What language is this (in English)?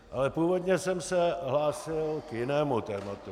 Czech